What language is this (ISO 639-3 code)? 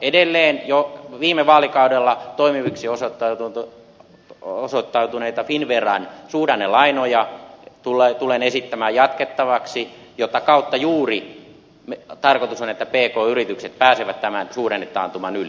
fin